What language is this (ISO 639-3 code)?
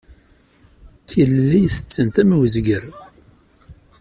kab